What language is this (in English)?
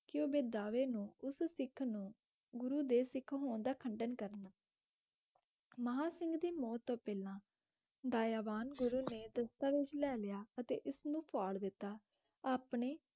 Punjabi